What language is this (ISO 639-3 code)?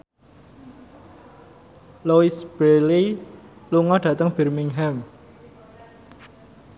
jav